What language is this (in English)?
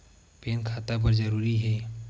Chhattisgarhi